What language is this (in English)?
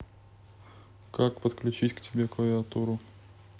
Russian